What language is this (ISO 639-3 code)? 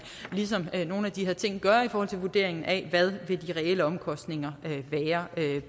dan